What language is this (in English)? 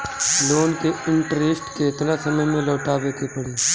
Bhojpuri